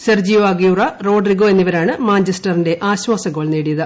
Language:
Malayalam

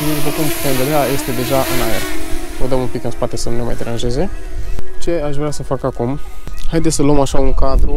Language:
Romanian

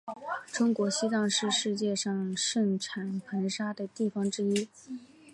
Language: Chinese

